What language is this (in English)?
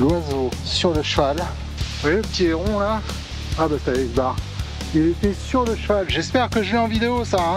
French